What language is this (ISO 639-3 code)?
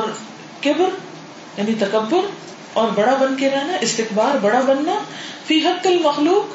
urd